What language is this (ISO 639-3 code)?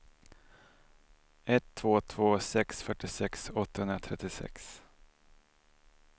swe